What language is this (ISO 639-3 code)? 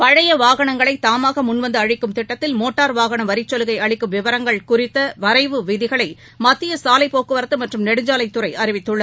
tam